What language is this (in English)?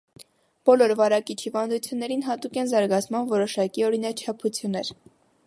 Armenian